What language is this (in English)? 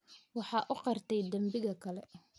Somali